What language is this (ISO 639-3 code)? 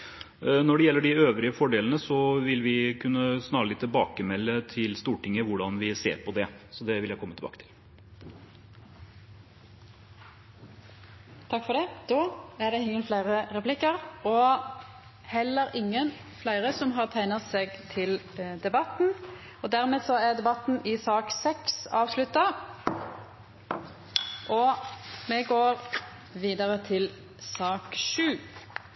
nor